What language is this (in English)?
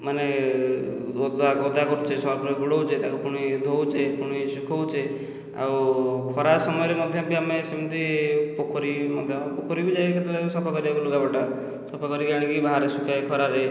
Odia